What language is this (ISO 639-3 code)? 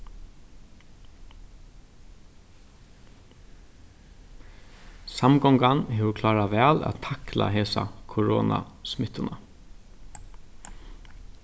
fao